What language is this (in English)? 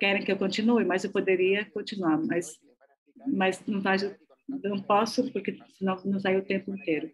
Portuguese